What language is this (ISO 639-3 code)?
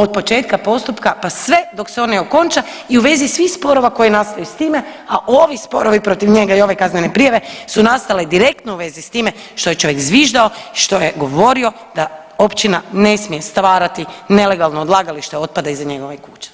hrv